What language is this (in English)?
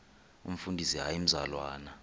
Xhosa